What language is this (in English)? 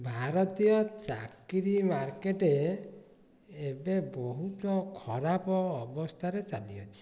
Odia